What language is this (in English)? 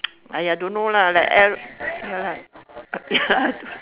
English